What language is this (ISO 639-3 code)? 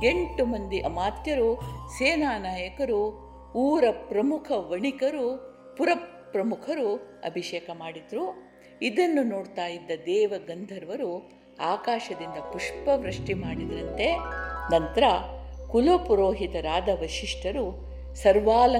kan